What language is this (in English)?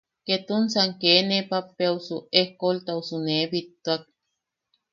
Yaqui